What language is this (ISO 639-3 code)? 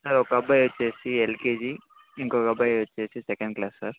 tel